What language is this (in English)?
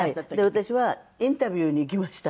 Japanese